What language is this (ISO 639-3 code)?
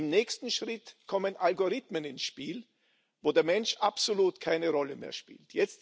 deu